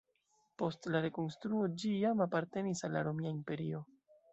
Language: Esperanto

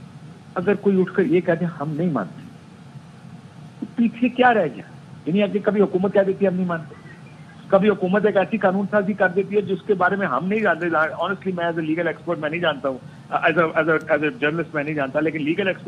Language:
Hindi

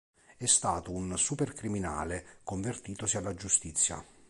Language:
Italian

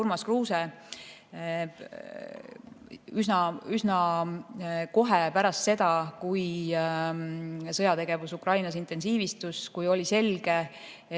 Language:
Estonian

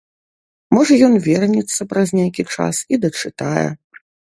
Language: Belarusian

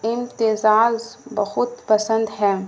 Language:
Urdu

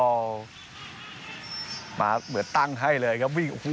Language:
Thai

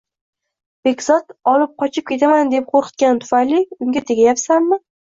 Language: Uzbek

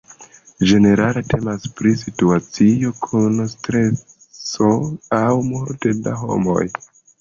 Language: Esperanto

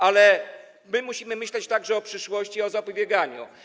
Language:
Polish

